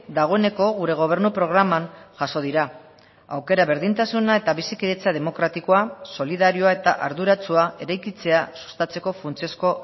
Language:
Basque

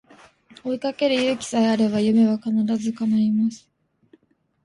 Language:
Japanese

